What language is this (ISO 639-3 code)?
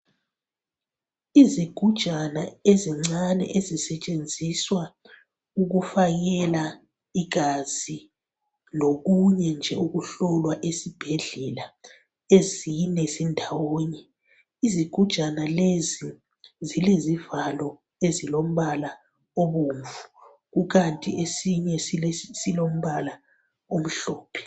nde